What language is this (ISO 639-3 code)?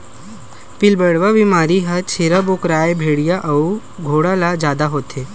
hne